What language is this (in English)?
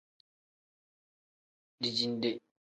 Tem